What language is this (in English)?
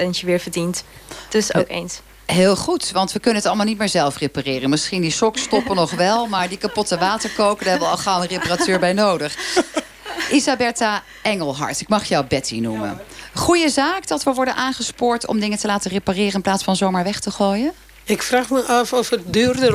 Dutch